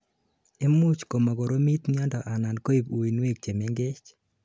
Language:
Kalenjin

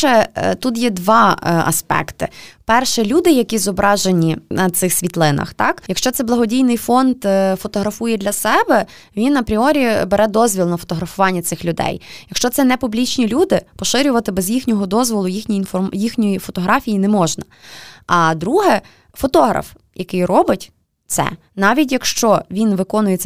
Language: Ukrainian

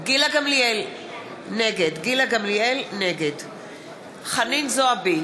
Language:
Hebrew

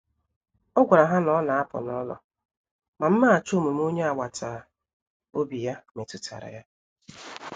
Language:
Igbo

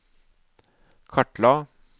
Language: Norwegian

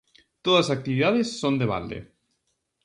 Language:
Galician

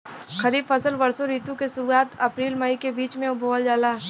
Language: Bhojpuri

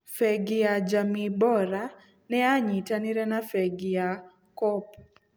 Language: Kikuyu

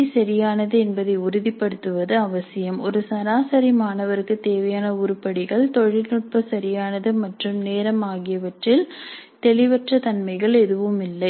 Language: Tamil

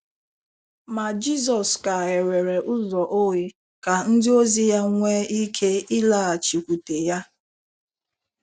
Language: Igbo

